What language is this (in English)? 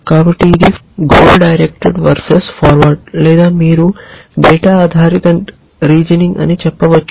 Telugu